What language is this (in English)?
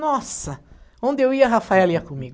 Portuguese